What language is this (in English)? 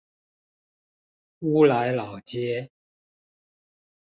Chinese